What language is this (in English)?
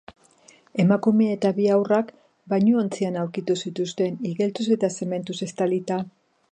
Basque